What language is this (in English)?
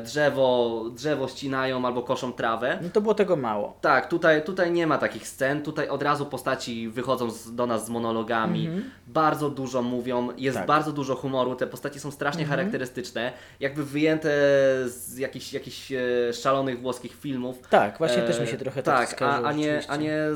Polish